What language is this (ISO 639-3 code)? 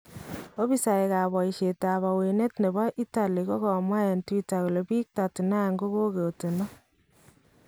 kln